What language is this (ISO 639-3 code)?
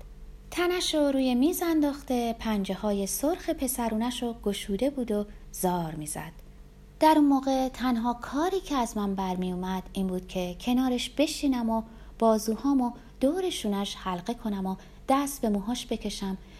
fas